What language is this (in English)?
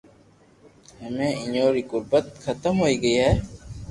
Loarki